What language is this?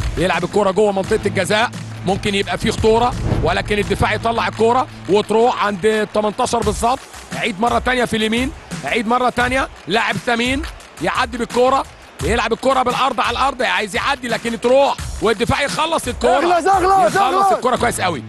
Arabic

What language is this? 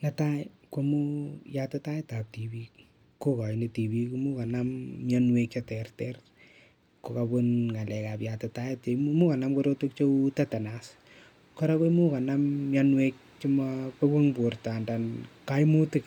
Kalenjin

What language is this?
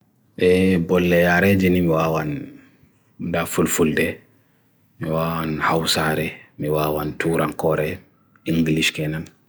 Bagirmi Fulfulde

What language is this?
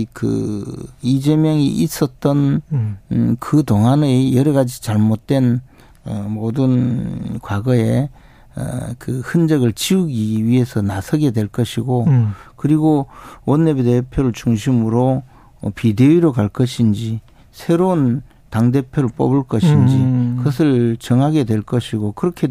Korean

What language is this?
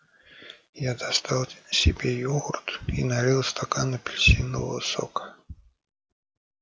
Russian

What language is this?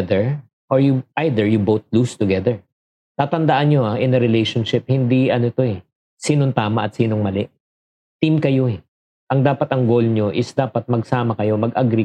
Filipino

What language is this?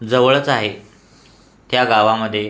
Marathi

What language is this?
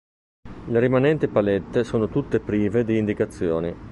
Italian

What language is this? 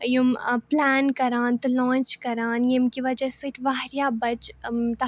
Kashmiri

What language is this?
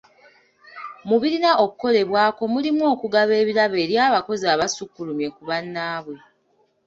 Ganda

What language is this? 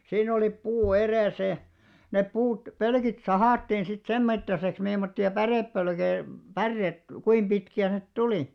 Finnish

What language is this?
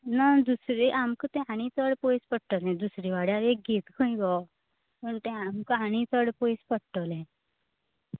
Konkani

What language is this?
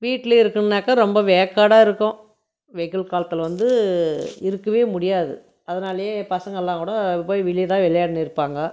Tamil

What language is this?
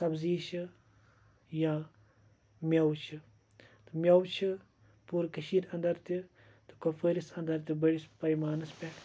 Kashmiri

